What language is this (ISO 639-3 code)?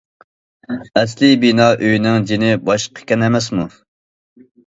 uig